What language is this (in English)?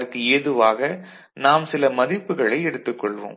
Tamil